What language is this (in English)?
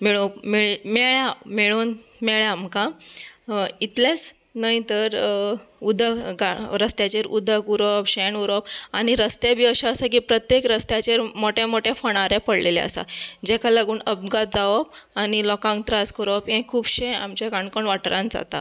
Konkani